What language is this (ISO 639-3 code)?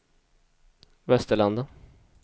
swe